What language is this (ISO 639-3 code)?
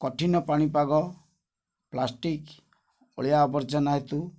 ori